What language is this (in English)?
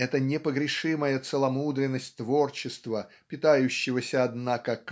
Russian